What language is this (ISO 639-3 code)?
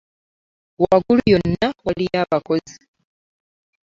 lug